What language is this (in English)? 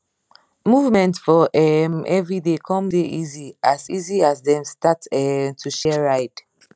Nigerian Pidgin